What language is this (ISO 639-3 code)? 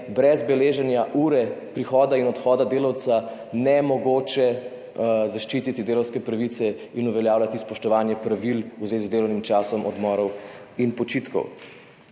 slv